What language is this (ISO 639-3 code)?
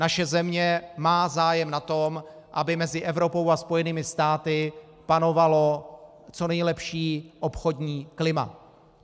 ces